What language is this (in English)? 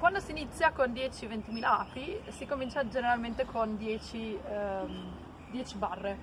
Italian